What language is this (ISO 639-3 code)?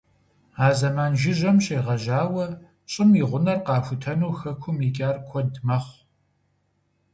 kbd